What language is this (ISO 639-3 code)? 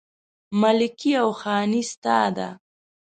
pus